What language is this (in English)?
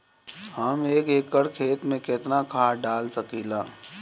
Bhojpuri